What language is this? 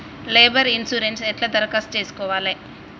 Telugu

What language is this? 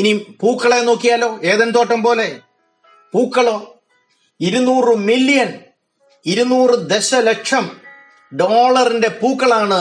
Malayalam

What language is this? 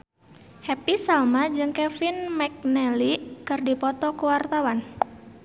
Sundanese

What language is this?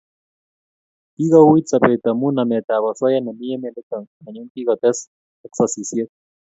Kalenjin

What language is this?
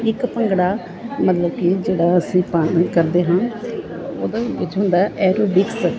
Punjabi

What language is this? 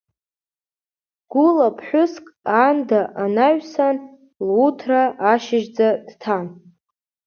Abkhazian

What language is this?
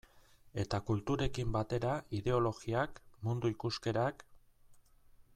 Basque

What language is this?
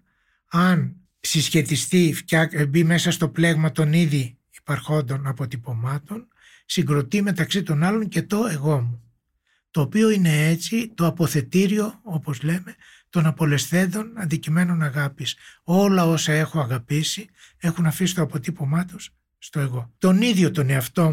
Greek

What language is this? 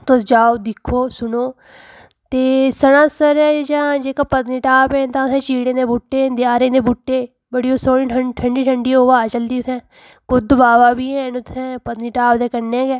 Dogri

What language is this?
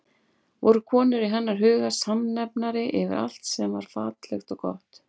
Icelandic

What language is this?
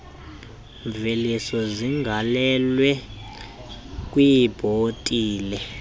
Xhosa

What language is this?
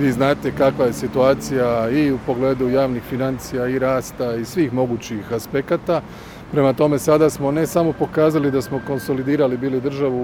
Croatian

